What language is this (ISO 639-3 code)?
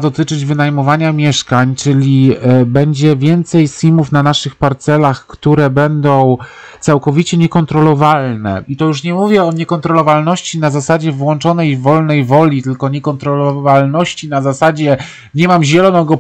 pol